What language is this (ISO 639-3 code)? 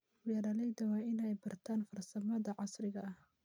som